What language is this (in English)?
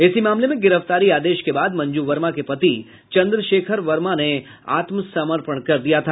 Hindi